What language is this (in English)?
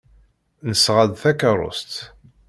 Kabyle